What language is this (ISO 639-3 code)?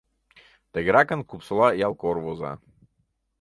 chm